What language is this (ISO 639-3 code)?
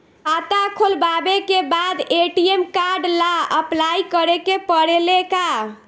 bho